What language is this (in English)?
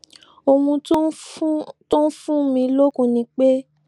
Yoruba